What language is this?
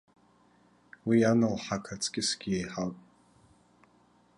Abkhazian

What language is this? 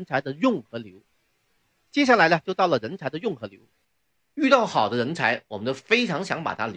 Chinese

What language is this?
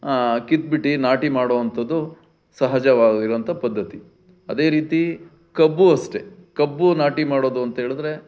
Kannada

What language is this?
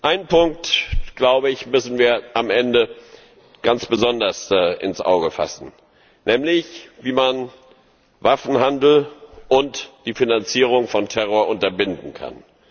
German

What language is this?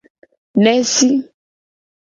Gen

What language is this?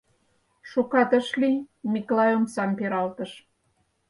Mari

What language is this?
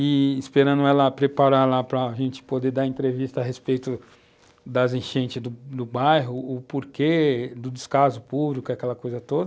Portuguese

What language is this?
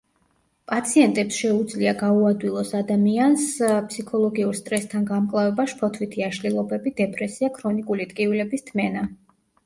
Georgian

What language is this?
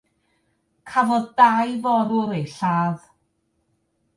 Welsh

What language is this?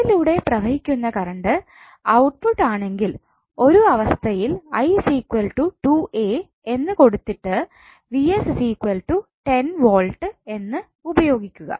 Malayalam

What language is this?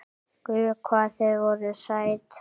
Icelandic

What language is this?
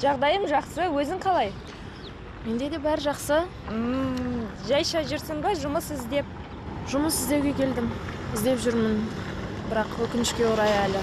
Turkish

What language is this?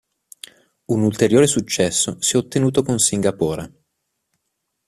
Italian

